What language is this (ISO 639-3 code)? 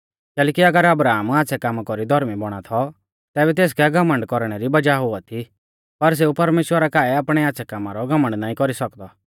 bfz